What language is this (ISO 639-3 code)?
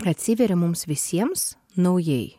lit